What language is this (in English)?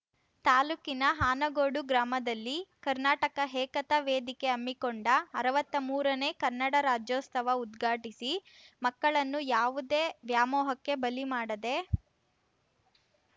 Kannada